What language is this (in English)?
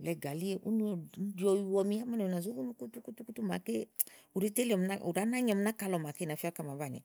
Igo